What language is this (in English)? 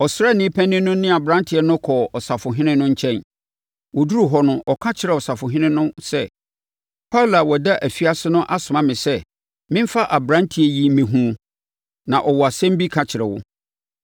Akan